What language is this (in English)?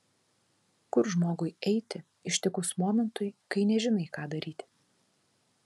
Lithuanian